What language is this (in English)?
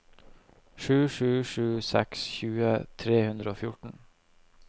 Norwegian